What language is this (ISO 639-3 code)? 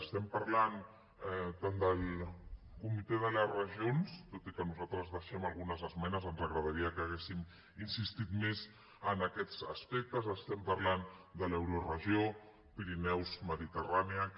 cat